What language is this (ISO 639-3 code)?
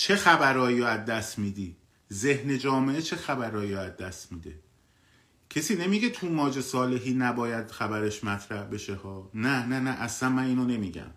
fas